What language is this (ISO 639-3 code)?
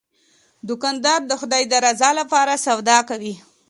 pus